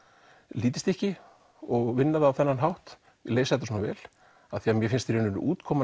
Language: Icelandic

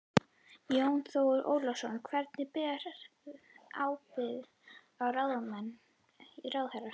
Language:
Icelandic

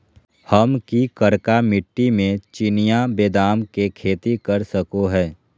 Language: Magahi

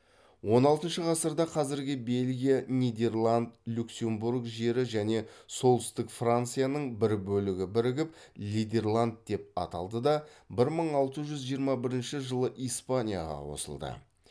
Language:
Kazakh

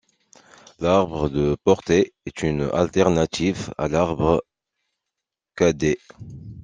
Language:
French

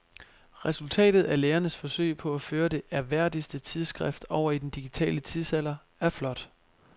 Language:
Danish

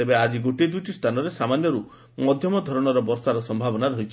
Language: Odia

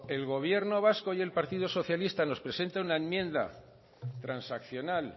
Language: Spanish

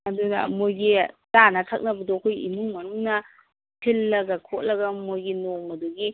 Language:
Manipuri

